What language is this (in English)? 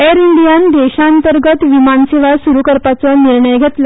Konkani